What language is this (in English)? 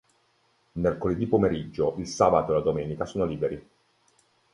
Italian